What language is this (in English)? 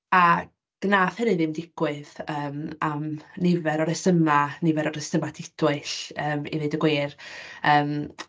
Welsh